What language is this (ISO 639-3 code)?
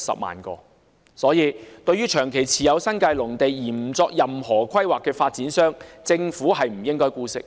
yue